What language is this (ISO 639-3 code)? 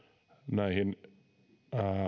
fin